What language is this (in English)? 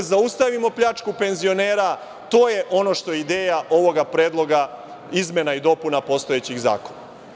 Serbian